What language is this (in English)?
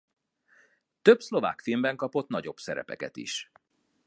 Hungarian